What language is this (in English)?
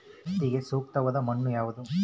Kannada